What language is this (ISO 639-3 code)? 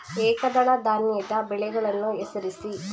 kan